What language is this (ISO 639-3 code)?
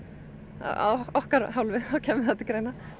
isl